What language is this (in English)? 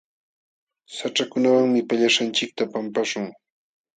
Jauja Wanca Quechua